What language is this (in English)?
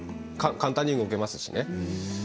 Japanese